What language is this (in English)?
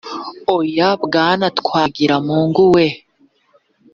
Kinyarwanda